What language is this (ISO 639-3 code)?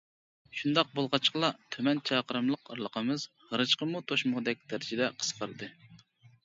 uig